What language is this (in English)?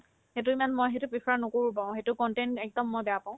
Assamese